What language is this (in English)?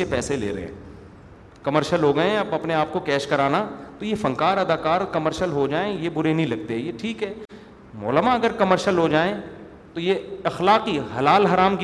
Urdu